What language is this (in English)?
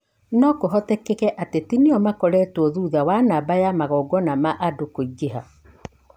Kikuyu